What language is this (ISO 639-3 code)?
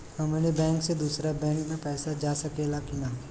bho